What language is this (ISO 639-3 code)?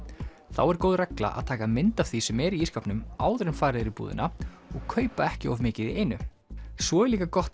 isl